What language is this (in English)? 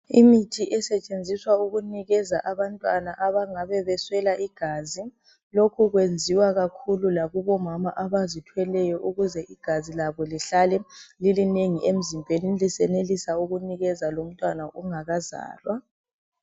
North Ndebele